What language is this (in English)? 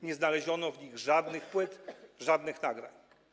Polish